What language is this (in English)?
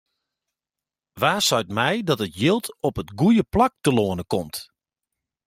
Western Frisian